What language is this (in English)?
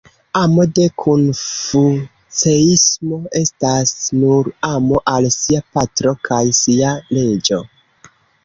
Esperanto